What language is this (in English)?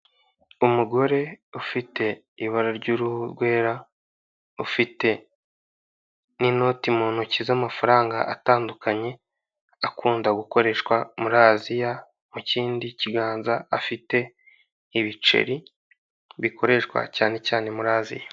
Kinyarwanda